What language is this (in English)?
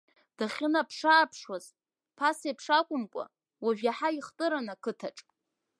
Abkhazian